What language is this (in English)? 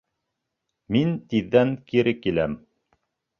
Bashkir